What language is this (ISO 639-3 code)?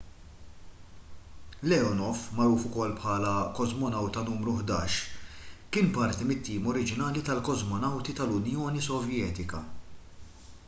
mlt